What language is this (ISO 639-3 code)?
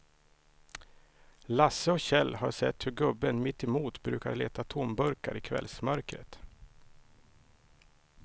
swe